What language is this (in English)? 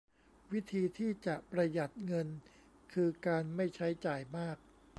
Thai